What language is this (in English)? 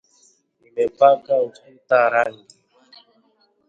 Swahili